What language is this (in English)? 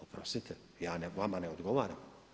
Croatian